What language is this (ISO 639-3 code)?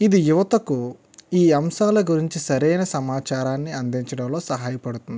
tel